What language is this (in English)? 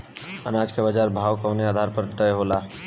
Bhojpuri